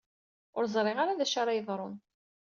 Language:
Kabyle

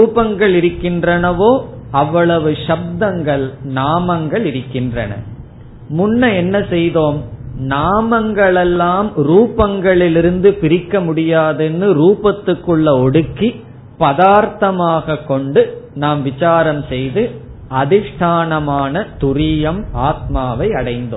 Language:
Tamil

